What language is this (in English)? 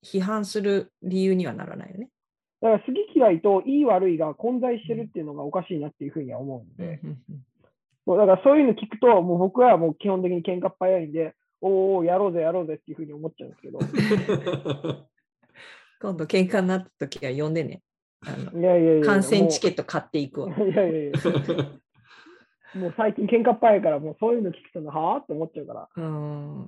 Japanese